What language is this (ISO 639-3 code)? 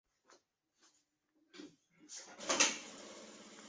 zho